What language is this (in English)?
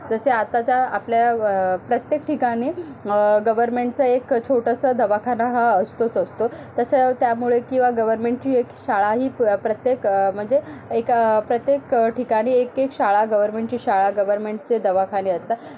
Marathi